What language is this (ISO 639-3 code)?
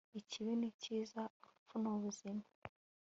kin